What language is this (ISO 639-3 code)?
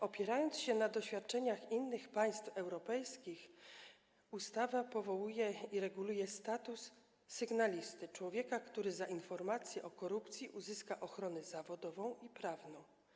pol